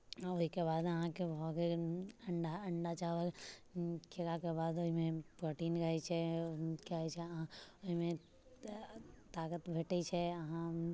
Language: Maithili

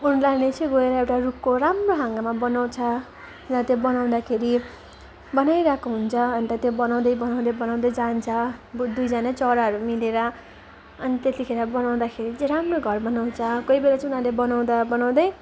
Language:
Nepali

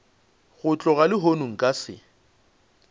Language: Northern Sotho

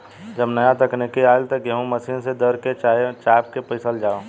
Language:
Bhojpuri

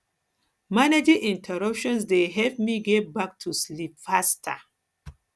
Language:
Nigerian Pidgin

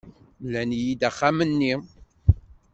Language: Kabyle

